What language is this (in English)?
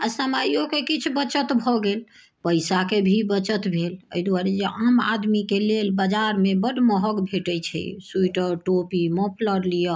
Maithili